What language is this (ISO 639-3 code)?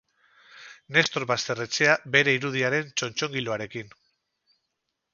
eus